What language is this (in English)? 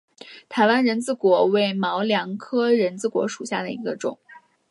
Chinese